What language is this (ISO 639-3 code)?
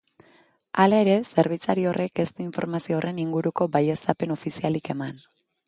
eus